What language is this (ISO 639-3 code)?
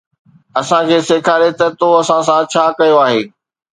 snd